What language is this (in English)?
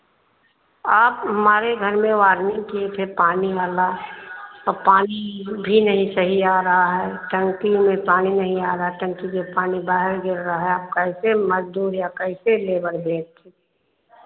Hindi